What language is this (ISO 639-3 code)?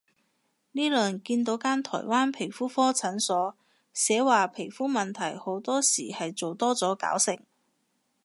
yue